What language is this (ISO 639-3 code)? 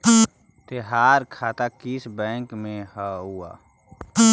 mag